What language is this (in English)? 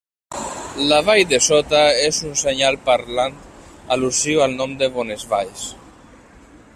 Catalan